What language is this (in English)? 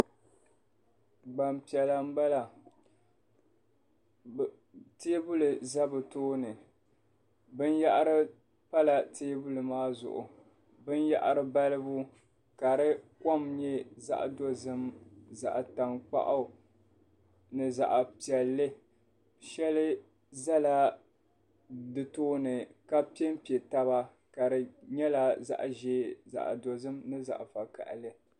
Dagbani